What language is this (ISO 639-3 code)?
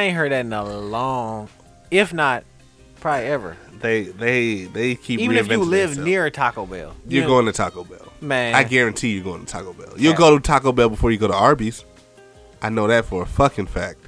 eng